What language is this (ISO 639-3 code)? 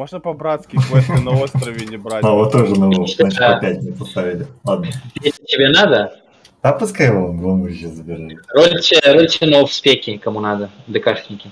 rus